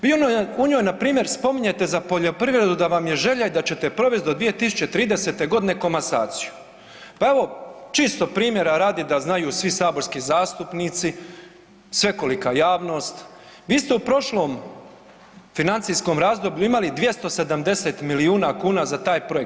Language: Croatian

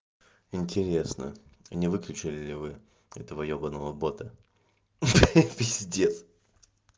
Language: Russian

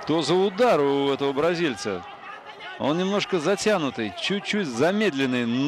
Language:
Russian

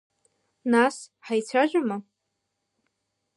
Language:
Abkhazian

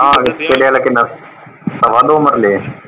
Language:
Punjabi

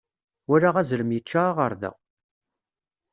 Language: Kabyle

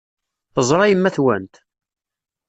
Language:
Kabyle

